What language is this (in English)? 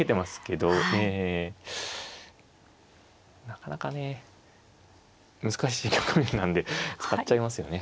Japanese